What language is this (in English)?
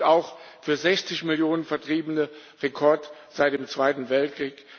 German